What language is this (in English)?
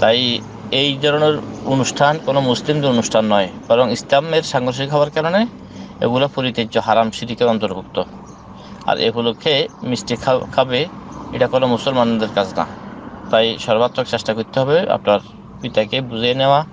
Bangla